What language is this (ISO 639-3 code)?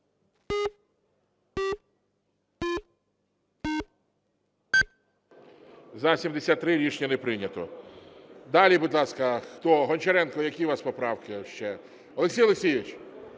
ukr